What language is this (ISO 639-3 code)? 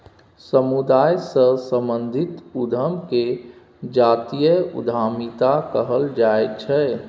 mai